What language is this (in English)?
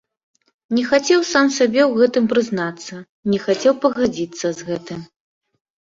Belarusian